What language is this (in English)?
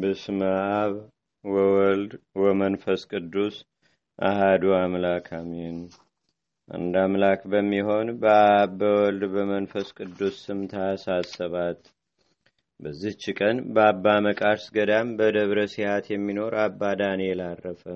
Amharic